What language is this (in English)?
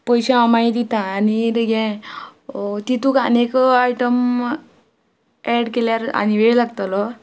Konkani